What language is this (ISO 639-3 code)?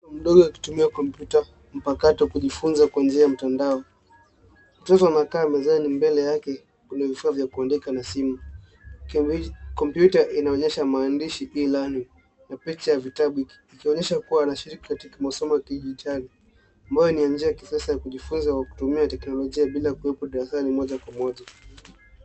swa